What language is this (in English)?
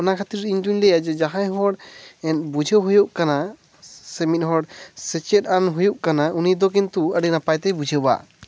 Santali